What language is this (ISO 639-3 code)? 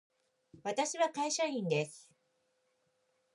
jpn